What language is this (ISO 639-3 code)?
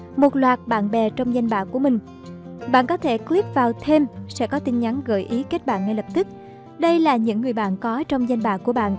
vie